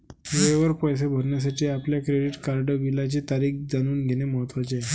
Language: Marathi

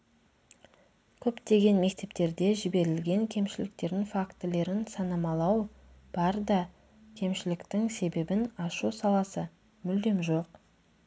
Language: Kazakh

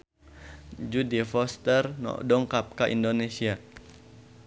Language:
Sundanese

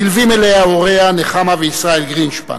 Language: Hebrew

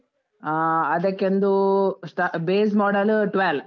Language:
Kannada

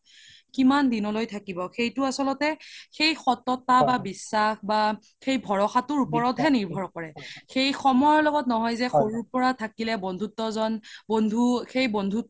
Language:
Assamese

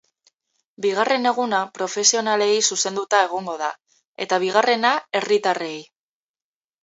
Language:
Basque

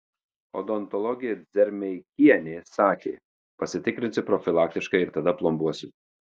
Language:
Lithuanian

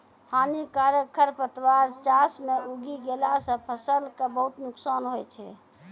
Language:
Maithili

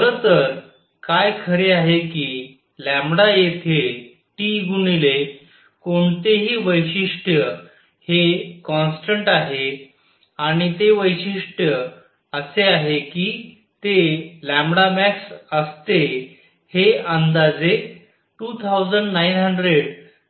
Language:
Marathi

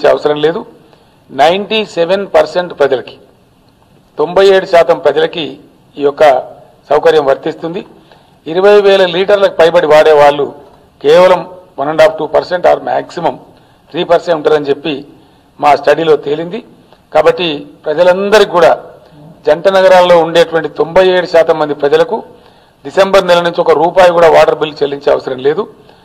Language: Telugu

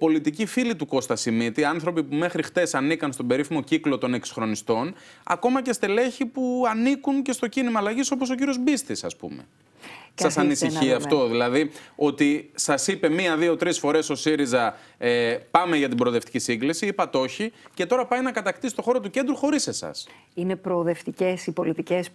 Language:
Greek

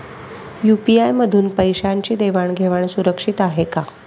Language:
Marathi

